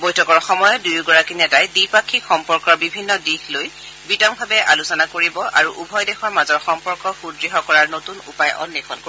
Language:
Assamese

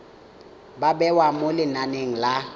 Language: Tswana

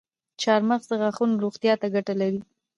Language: Pashto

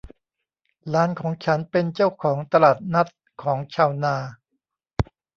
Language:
Thai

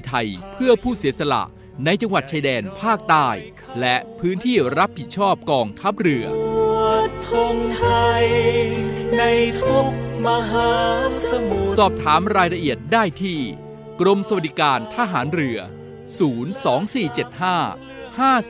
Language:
Thai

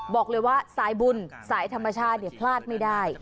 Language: Thai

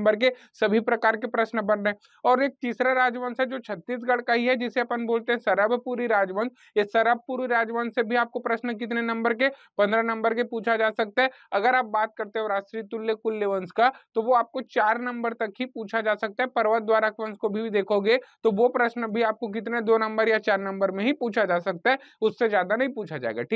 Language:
Hindi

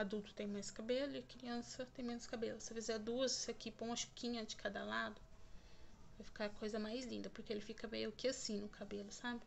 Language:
Portuguese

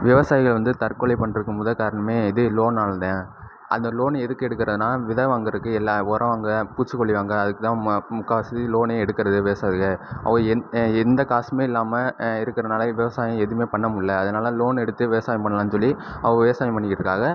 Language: Tamil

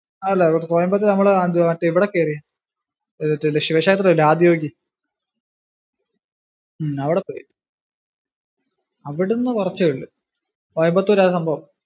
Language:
Malayalam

